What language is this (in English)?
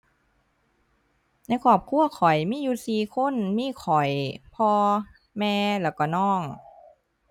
Thai